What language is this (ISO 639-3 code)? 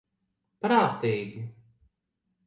lav